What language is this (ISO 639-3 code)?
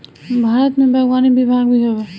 bho